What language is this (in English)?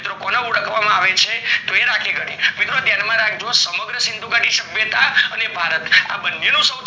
Gujarati